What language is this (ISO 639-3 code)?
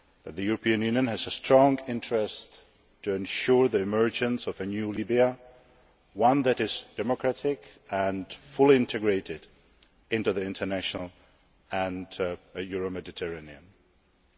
eng